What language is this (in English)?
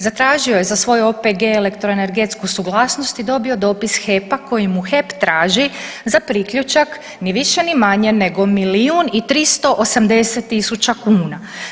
Croatian